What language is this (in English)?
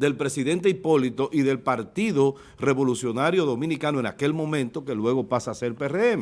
Spanish